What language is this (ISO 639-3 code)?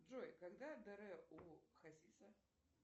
rus